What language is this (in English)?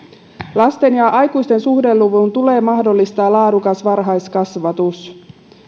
Finnish